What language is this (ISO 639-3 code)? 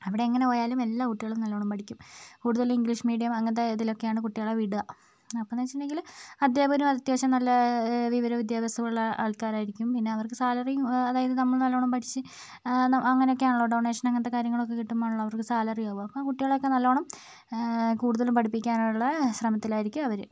mal